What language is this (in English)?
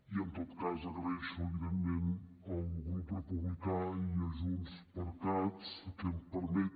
Catalan